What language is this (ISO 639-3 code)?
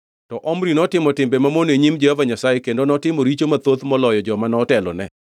luo